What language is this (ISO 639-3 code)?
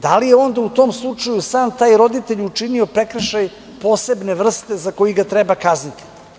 srp